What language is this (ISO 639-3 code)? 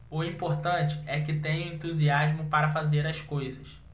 por